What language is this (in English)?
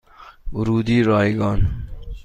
Persian